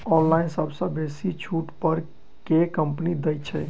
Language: Maithili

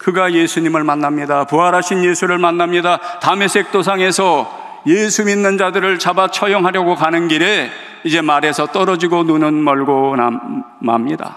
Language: Korean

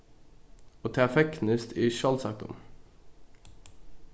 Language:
Faroese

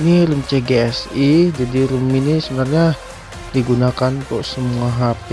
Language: Indonesian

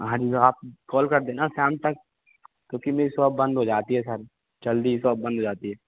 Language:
Hindi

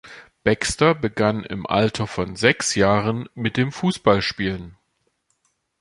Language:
German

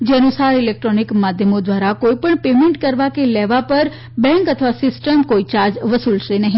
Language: Gujarati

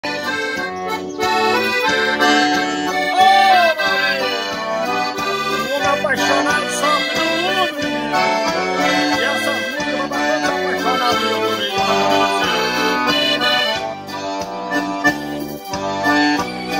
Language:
Portuguese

